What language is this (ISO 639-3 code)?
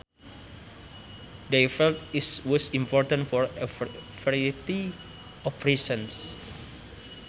sun